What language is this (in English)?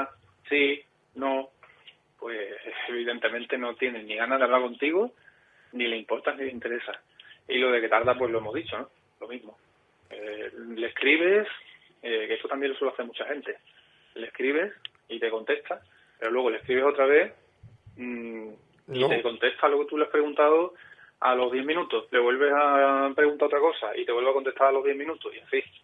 Spanish